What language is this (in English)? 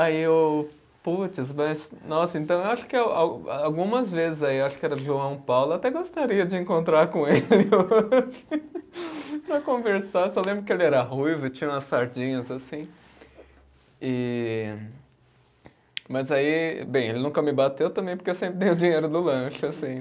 Portuguese